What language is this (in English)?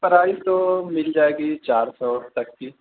Urdu